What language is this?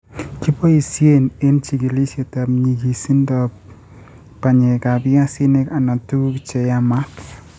Kalenjin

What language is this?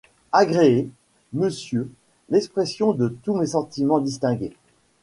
French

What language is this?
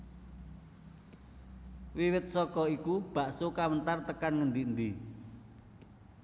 Javanese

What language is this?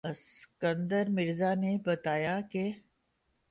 Urdu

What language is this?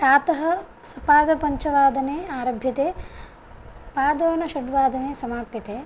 Sanskrit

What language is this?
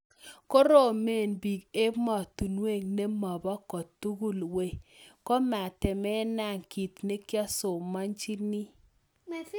Kalenjin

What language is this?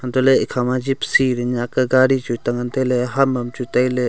Wancho Naga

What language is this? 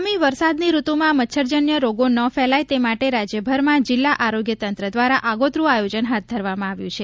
Gujarati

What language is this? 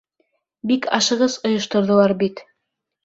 Bashkir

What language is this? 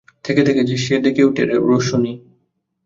Bangla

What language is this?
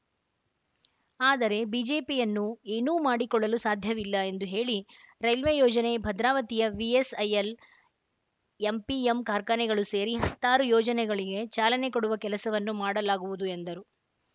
Kannada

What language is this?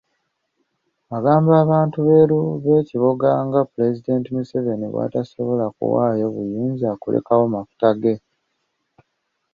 Ganda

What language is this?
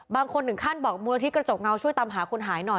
Thai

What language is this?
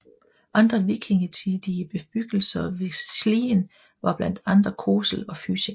Danish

